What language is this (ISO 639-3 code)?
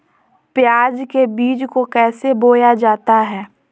mag